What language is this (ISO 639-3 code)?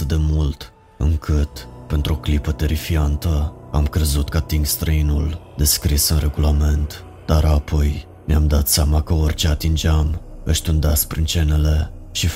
ron